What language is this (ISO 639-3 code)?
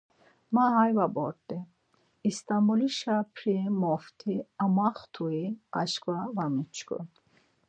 lzz